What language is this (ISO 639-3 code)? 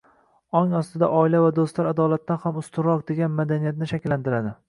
uzb